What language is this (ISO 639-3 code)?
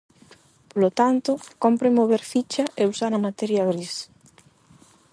glg